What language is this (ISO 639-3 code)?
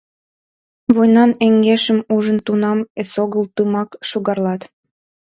chm